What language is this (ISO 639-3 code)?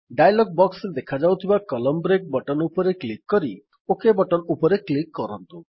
ori